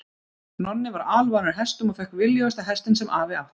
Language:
Icelandic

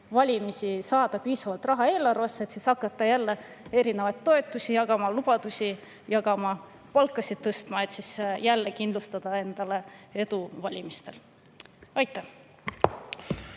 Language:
Estonian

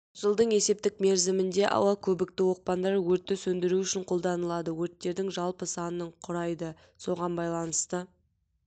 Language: Kazakh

